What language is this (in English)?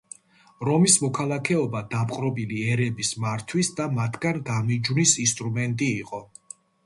Georgian